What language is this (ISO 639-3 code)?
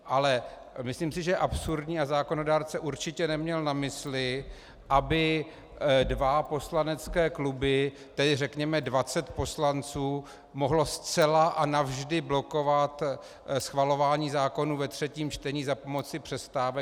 ces